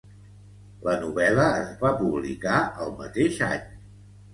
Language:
Catalan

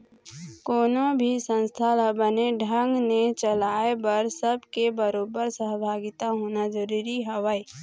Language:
Chhattisgarhi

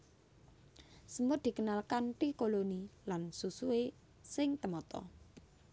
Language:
Javanese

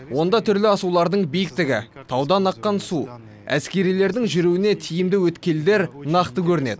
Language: Kazakh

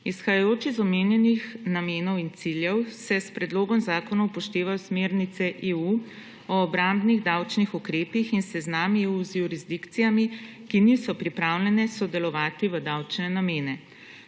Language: Slovenian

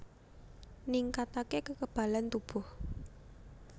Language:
Javanese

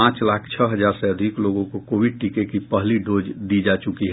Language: Hindi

